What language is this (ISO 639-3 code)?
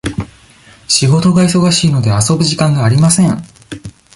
jpn